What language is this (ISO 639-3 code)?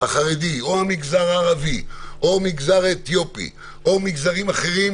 heb